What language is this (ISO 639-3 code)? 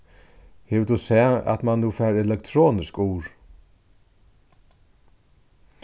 fao